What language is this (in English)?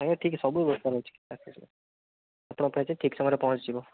Odia